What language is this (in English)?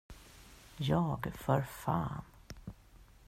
Swedish